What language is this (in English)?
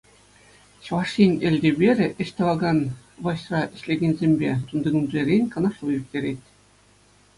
Chuvash